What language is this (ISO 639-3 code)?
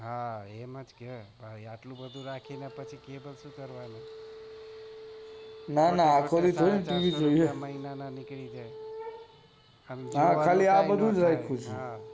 guj